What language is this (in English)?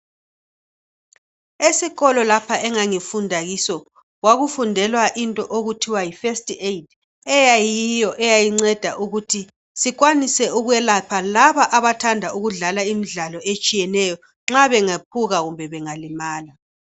North Ndebele